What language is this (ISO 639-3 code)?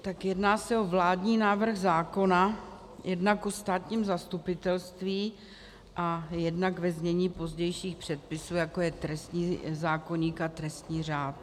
ces